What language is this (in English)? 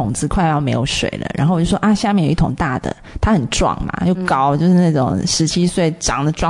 Chinese